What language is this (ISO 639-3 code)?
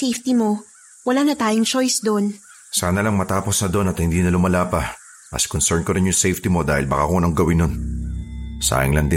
fil